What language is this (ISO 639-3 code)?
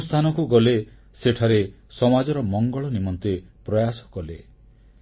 ori